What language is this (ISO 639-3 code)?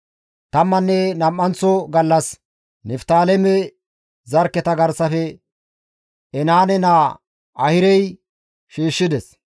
gmv